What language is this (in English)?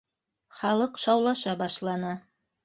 Bashkir